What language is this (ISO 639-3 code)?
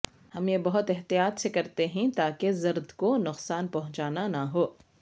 urd